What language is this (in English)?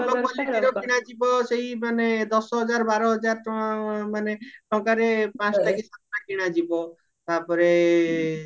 Odia